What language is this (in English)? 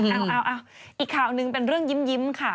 Thai